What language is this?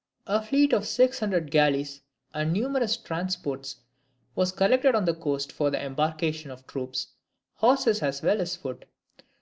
English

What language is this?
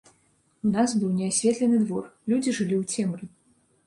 Belarusian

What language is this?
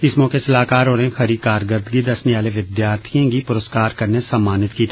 Dogri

